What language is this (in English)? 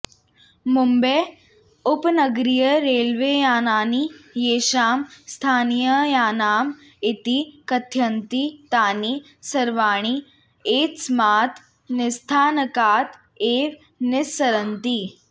Sanskrit